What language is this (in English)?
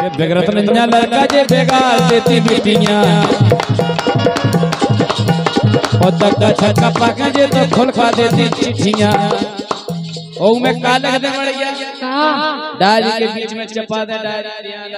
Hindi